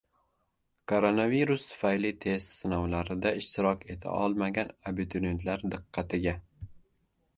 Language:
Uzbek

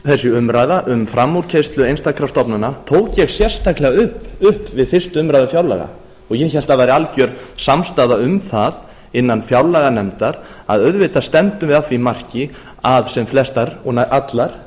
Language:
Icelandic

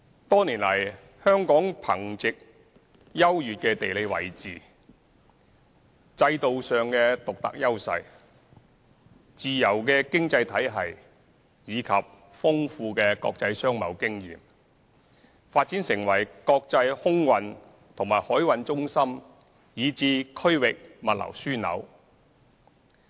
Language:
Cantonese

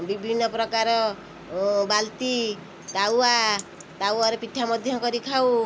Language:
Odia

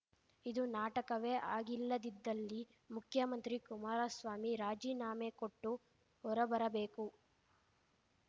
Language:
Kannada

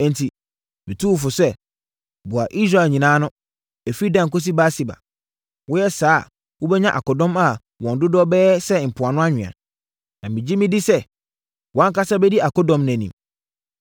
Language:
Akan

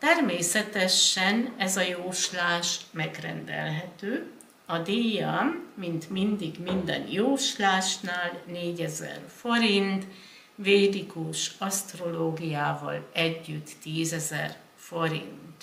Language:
Hungarian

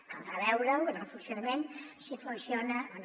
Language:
Catalan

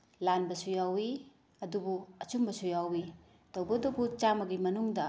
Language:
Manipuri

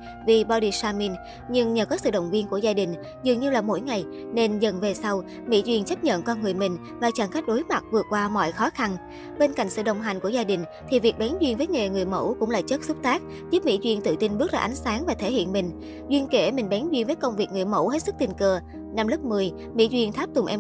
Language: Vietnamese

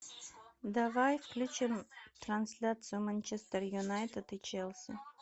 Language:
Russian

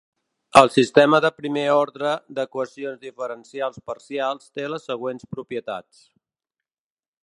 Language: Catalan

